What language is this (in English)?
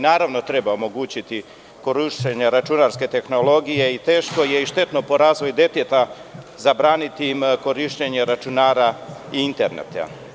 Serbian